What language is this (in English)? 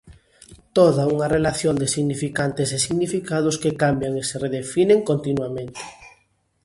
Galician